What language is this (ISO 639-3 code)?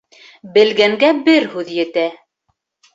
bak